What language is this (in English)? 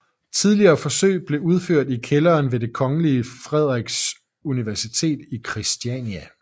Danish